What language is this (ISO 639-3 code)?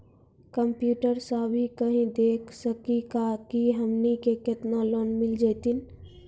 mai